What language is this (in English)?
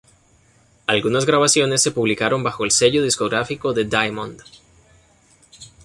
Spanish